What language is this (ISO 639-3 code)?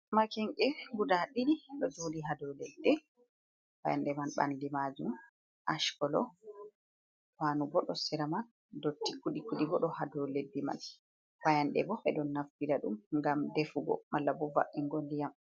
ful